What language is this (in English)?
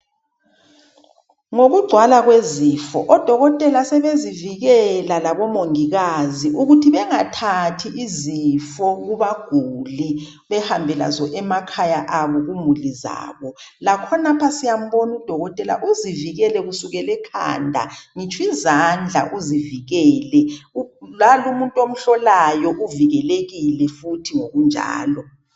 North Ndebele